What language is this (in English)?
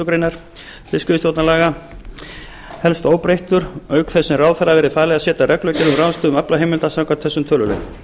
Icelandic